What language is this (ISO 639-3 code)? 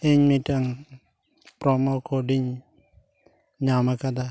sat